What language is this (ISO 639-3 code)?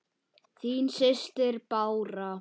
isl